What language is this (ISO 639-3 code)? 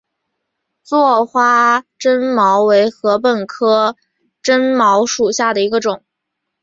zho